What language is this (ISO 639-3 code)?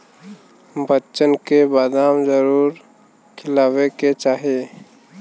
bho